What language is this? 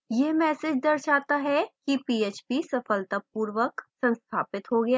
Hindi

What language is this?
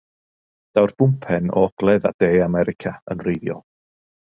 Welsh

